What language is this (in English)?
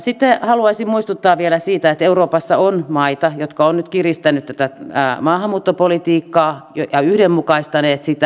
Finnish